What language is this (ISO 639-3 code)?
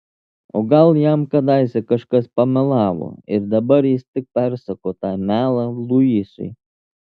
lit